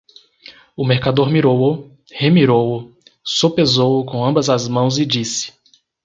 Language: Portuguese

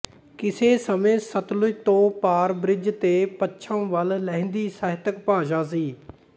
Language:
Punjabi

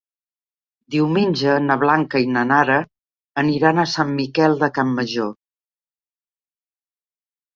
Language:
Catalan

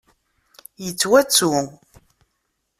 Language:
Kabyle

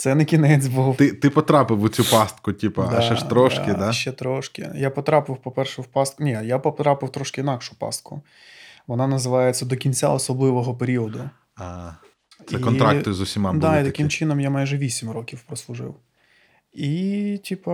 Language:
Ukrainian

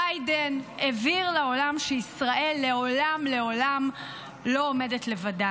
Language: Hebrew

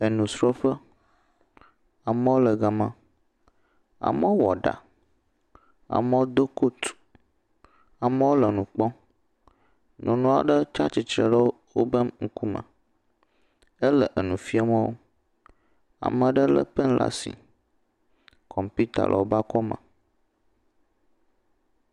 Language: Ewe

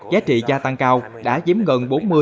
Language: Vietnamese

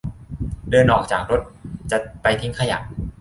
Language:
Thai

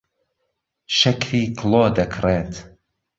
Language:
Central Kurdish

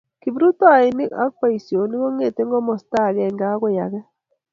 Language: Kalenjin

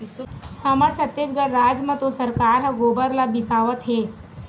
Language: Chhattisgarhi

